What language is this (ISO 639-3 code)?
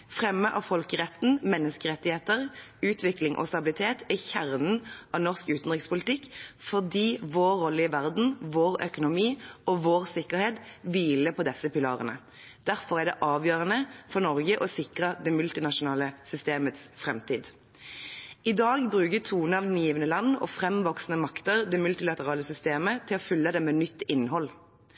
nob